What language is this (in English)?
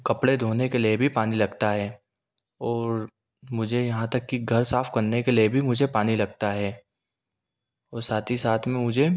Hindi